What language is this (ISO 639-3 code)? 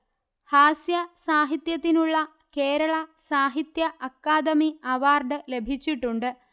mal